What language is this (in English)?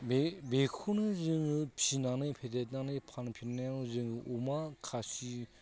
Bodo